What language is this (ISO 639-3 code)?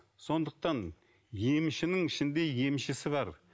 kaz